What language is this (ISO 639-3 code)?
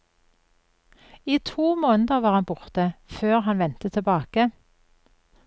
nor